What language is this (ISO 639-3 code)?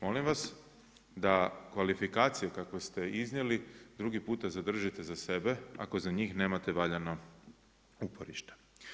hrv